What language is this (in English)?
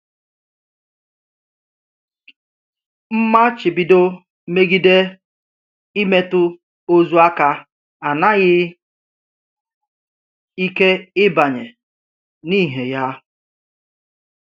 Igbo